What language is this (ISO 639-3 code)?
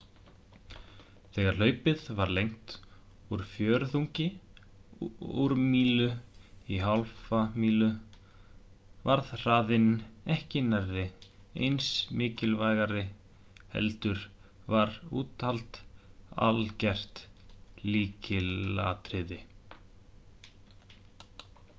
isl